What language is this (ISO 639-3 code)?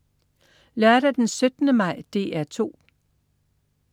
dan